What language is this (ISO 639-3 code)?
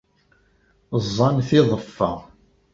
kab